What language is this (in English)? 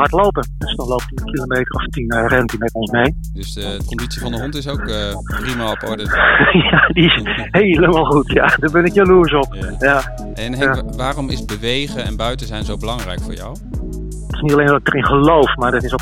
Dutch